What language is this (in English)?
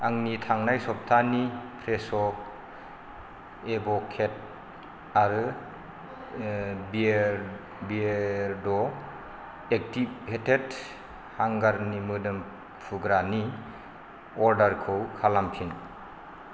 Bodo